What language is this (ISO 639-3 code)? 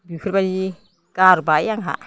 brx